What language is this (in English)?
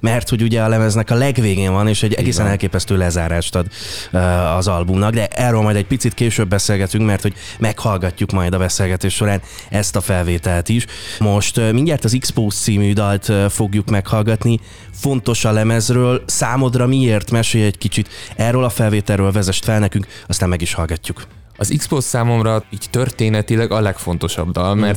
Hungarian